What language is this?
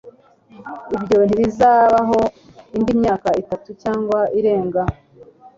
Kinyarwanda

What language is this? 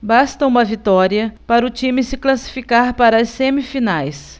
Portuguese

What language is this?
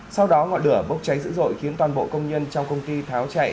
Vietnamese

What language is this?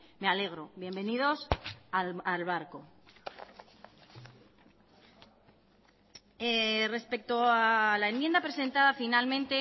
Spanish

